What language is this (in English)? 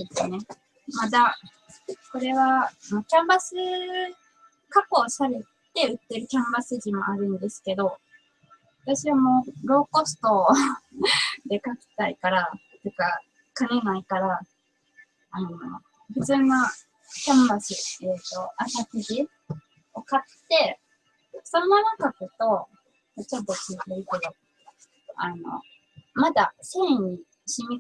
Japanese